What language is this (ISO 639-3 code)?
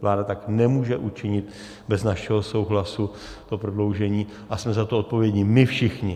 ces